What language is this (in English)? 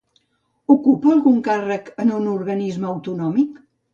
Catalan